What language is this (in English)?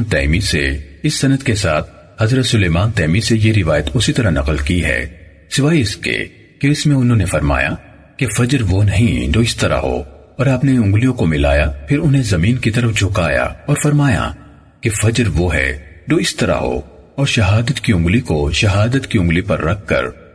Urdu